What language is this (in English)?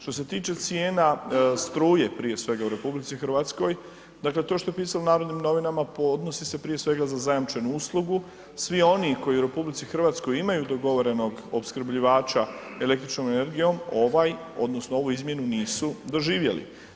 Croatian